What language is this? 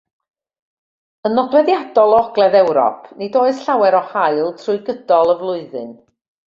Welsh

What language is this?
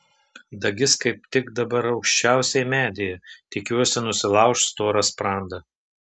Lithuanian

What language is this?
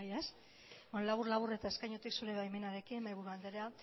Basque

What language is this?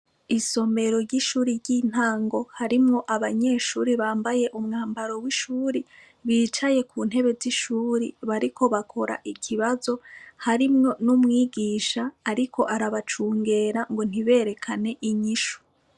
Rundi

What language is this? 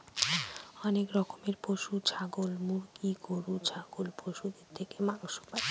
Bangla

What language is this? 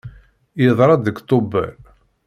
Kabyle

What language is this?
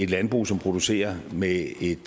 Danish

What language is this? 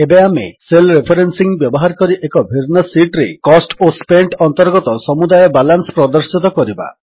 Odia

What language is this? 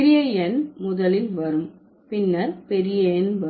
Tamil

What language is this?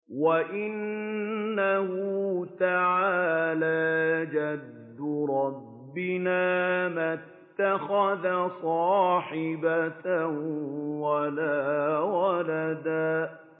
Arabic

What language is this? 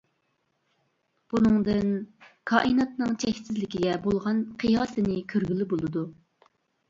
Uyghur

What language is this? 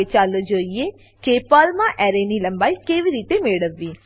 Gujarati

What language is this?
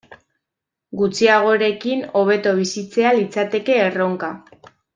Basque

